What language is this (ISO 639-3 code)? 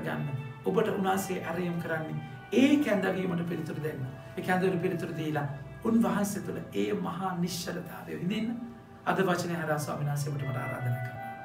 hin